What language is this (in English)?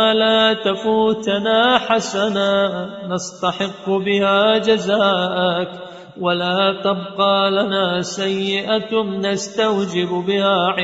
Arabic